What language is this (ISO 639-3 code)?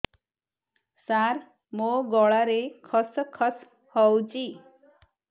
ori